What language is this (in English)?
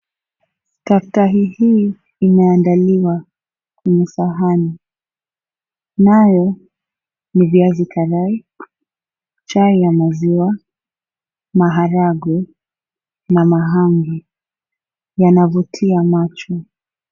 Swahili